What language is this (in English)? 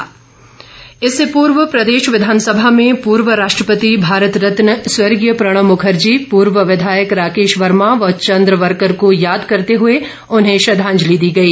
Hindi